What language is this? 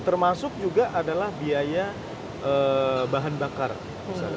Indonesian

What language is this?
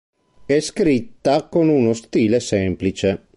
Italian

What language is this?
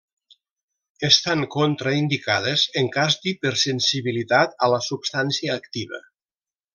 Catalan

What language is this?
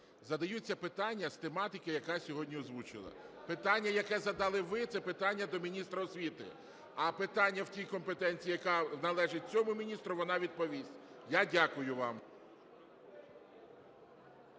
Ukrainian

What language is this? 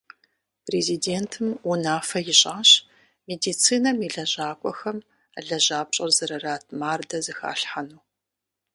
Kabardian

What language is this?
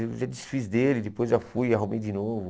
Portuguese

